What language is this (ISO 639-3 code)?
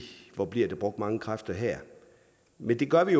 dan